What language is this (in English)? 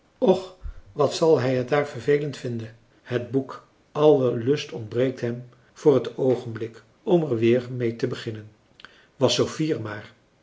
Dutch